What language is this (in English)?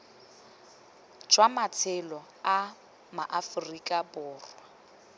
Tswana